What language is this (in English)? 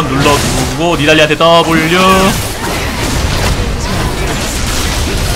Korean